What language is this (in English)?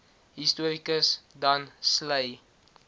Afrikaans